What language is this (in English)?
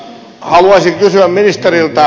Finnish